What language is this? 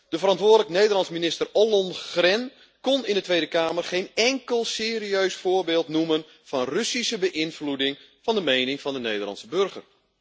Dutch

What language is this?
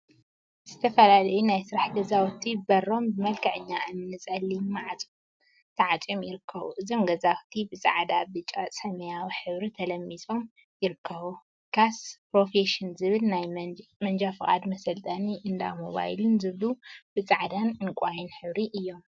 Tigrinya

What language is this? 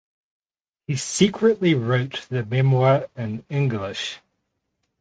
English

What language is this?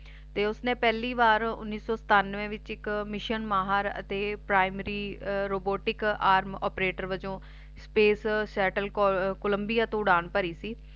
Punjabi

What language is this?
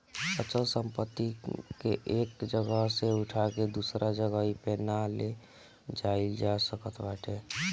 Bhojpuri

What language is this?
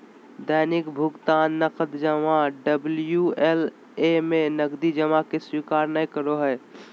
Magahi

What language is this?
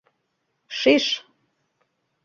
Mari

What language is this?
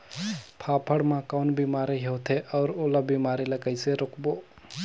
Chhattisgarhi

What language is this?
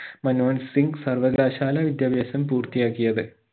Malayalam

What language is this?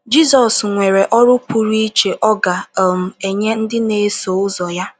Igbo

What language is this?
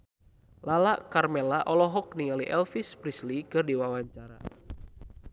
Sundanese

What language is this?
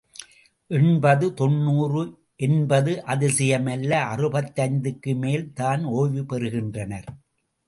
Tamil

